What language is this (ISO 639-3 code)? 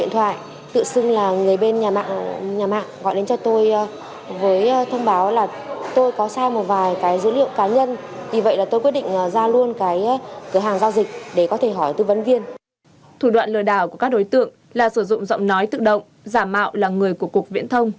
vie